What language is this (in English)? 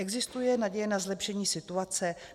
Czech